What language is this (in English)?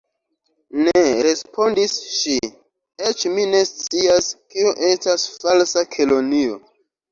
Esperanto